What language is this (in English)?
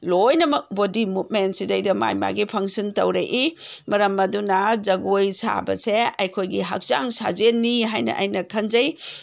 Manipuri